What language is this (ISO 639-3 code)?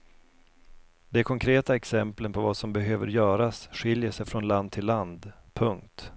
swe